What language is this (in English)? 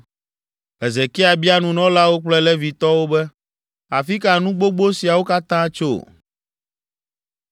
Ewe